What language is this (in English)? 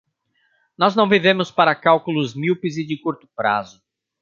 Portuguese